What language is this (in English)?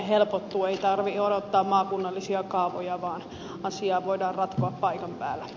Finnish